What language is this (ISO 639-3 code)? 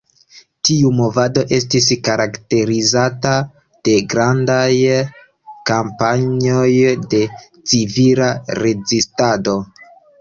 epo